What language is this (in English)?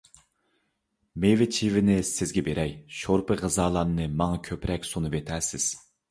Uyghur